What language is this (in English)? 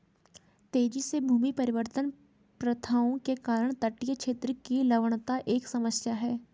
Hindi